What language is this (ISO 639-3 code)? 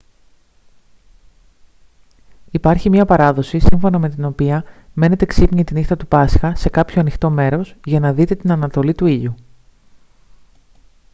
ell